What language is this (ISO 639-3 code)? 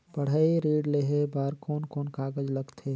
hne